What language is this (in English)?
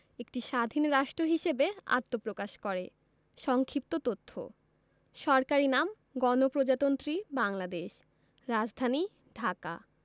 Bangla